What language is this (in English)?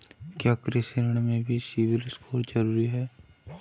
Hindi